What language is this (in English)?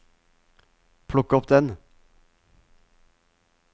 Norwegian